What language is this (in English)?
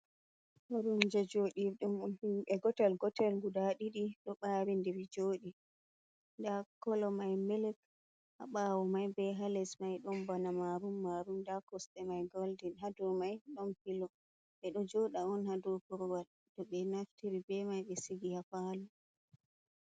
Fula